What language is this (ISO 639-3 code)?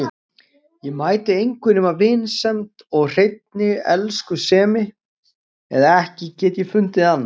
isl